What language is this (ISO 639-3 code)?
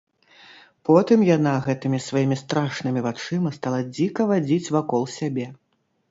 bel